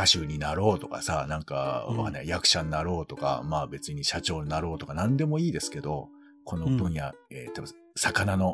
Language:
Japanese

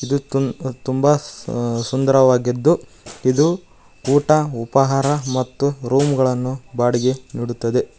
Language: Kannada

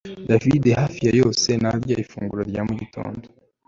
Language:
Kinyarwanda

